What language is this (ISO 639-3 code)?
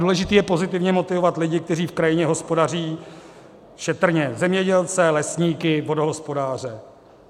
ces